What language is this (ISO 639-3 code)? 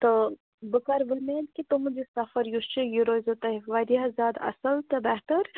kas